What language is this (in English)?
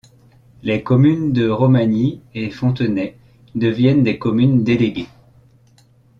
French